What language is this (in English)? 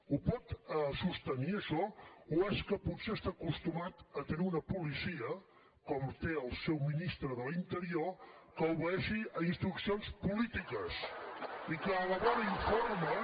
Catalan